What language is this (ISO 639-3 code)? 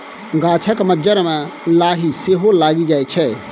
mai